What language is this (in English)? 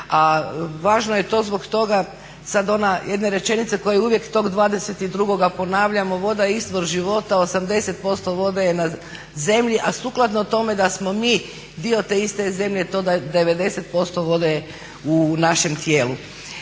Croatian